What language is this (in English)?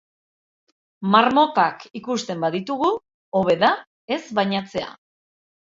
Basque